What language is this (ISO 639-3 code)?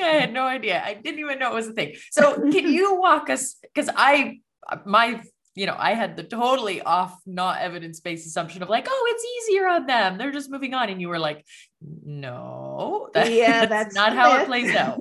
eng